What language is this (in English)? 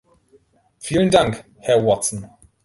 German